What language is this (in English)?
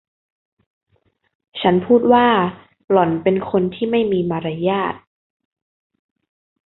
Thai